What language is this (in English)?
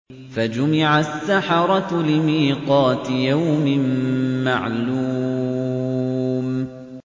Arabic